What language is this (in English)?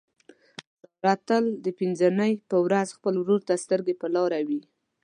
Pashto